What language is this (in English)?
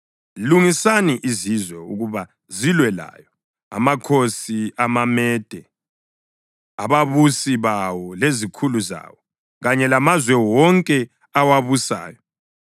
North Ndebele